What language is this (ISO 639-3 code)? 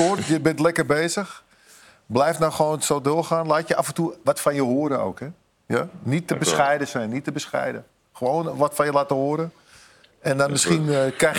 nld